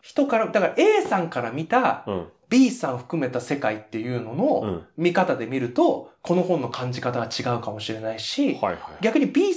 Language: Japanese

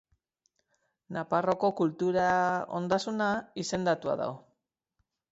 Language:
Basque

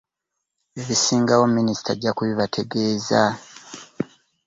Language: Ganda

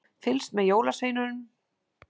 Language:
Icelandic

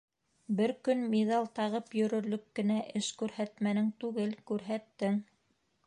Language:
Bashkir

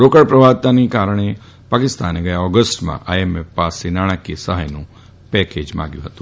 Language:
Gujarati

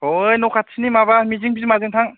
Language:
Bodo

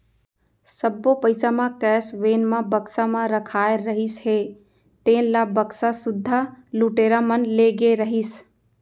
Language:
Chhattisgarhi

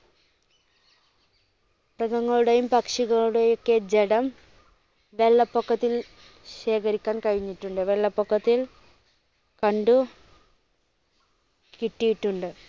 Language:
Malayalam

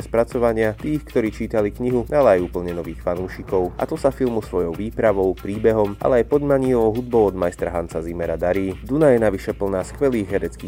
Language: Slovak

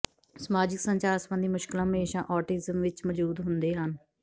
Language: Punjabi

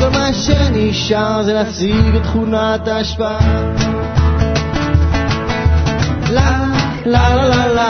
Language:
Hebrew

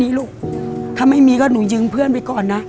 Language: Thai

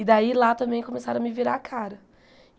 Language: Portuguese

